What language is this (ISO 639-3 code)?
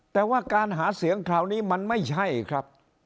tha